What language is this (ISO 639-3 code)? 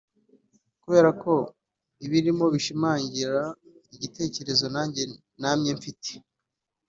kin